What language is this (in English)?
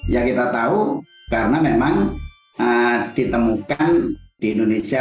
Indonesian